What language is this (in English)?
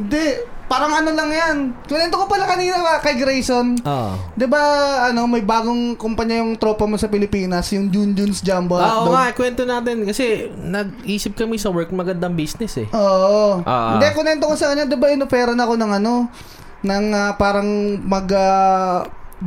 Filipino